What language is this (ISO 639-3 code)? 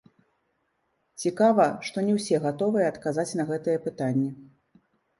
bel